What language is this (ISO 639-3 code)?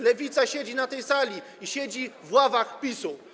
pol